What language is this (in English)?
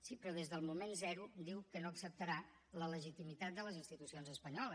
Catalan